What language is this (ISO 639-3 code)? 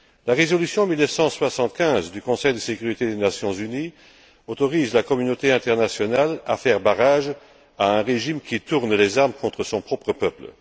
fra